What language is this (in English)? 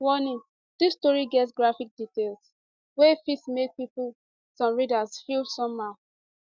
Nigerian Pidgin